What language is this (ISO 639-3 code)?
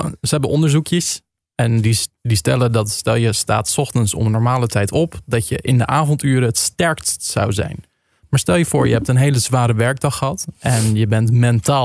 nld